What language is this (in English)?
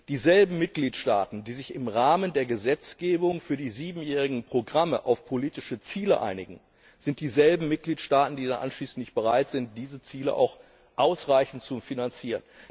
German